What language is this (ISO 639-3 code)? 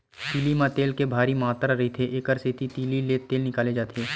hne